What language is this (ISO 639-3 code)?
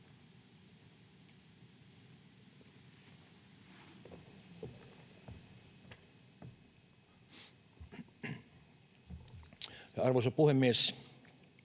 fin